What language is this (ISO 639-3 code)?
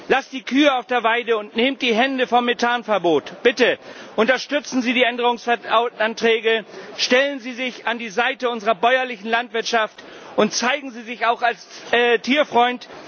deu